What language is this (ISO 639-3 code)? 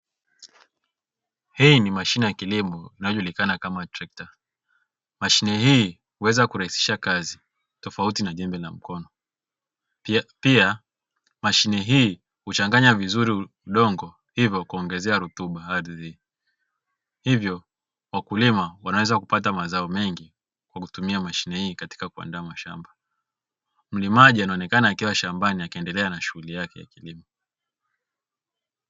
swa